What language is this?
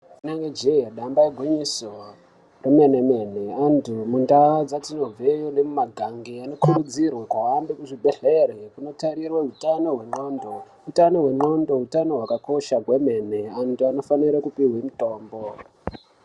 Ndau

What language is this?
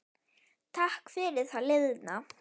Icelandic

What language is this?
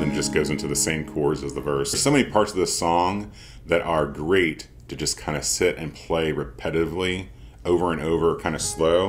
English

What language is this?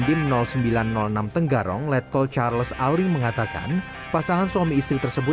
Indonesian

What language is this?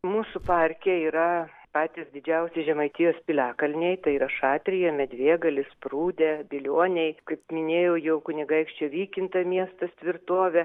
Lithuanian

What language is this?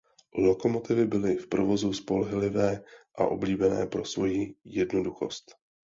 Czech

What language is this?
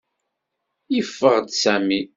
Kabyle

